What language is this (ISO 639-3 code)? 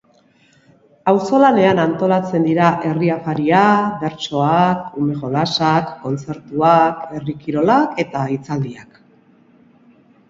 eus